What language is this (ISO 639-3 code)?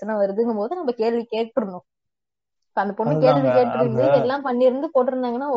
tam